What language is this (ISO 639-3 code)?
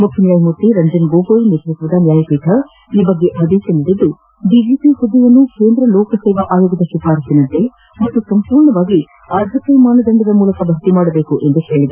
kan